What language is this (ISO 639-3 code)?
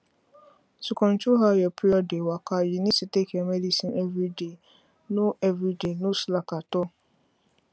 pcm